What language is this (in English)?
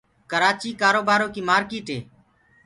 Gurgula